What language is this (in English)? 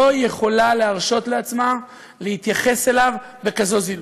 Hebrew